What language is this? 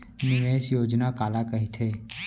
Chhattisgarhi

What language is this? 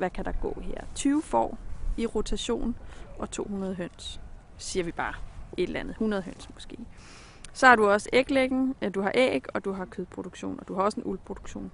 Danish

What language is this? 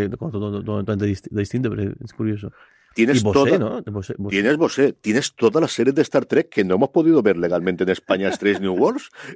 Spanish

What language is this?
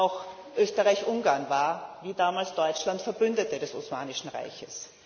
German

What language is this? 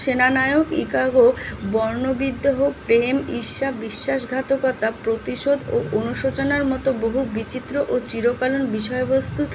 Bangla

